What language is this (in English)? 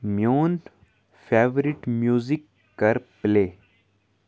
Kashmiri